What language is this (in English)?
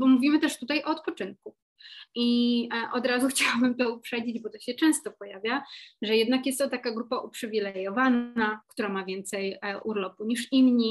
Polish